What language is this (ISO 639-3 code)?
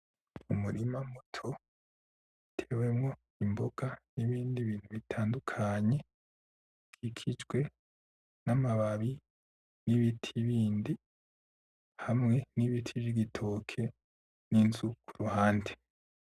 run